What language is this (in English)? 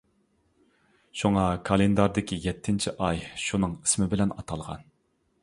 Uyghur